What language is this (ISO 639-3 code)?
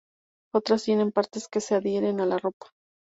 spa